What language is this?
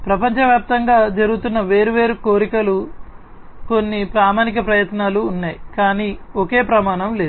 Telugu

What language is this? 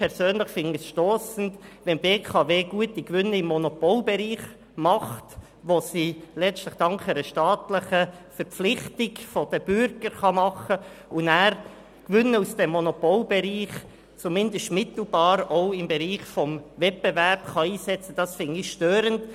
Swiss German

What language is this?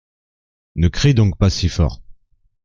French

